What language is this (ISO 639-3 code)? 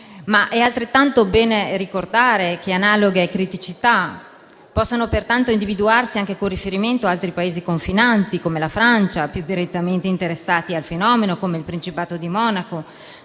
ita